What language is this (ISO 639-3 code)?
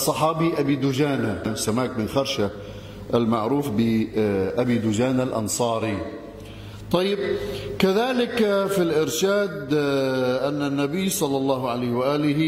ara